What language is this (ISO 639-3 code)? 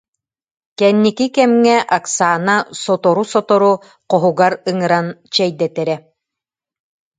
sah